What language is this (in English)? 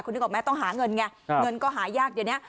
Thai